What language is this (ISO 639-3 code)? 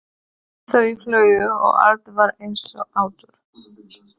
isl